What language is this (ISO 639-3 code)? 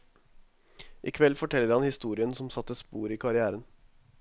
nor